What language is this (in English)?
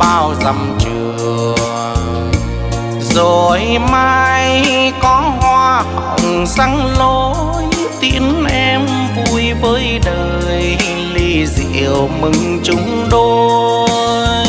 Vietnamese